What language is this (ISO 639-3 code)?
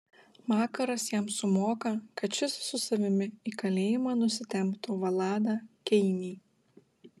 lit